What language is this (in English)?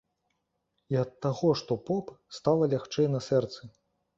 Belarusian